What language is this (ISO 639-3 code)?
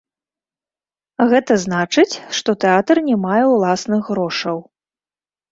bel